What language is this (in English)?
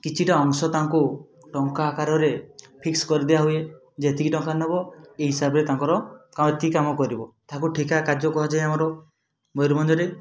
Odia